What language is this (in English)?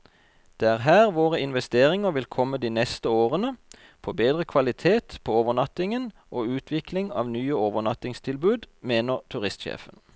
Norwegian